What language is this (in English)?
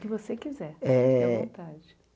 Portuguese